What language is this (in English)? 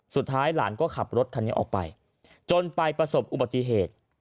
Thai